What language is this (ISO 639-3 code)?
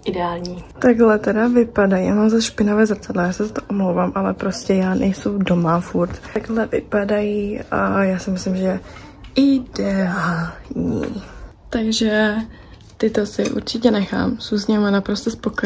ces